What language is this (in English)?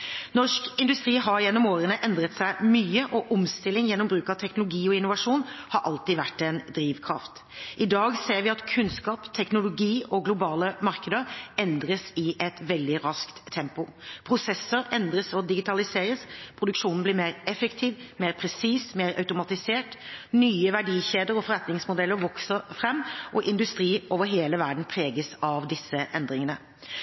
Norwegian Bokmål